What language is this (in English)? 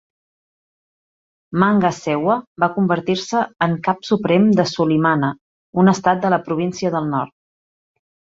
Catalan